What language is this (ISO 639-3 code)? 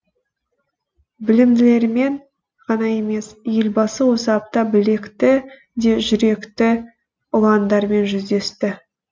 kaz